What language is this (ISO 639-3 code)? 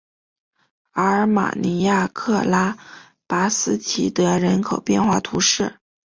zho